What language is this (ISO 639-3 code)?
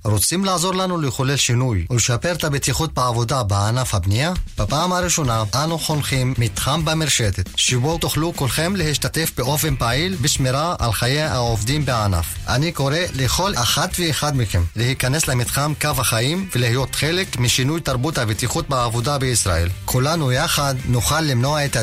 heb